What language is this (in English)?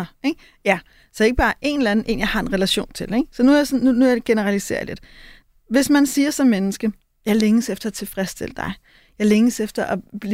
Danish